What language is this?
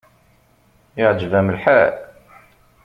Kabyle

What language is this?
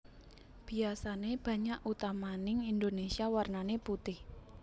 Javanese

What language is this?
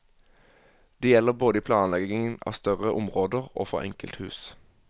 Norwegian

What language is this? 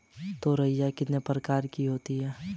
Hindi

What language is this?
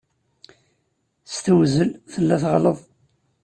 Kabyle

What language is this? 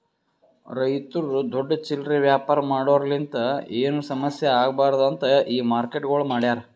Kannada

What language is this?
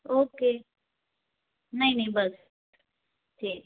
Hindi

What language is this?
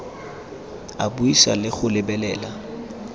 Tswana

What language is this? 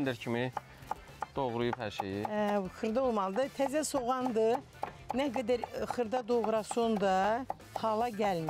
Turkish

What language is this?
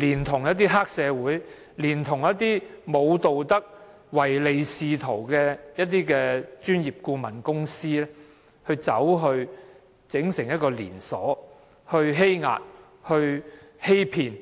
Cantonese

